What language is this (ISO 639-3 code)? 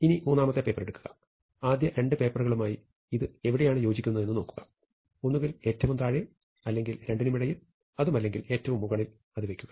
mal